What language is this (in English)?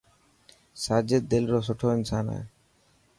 Dhatki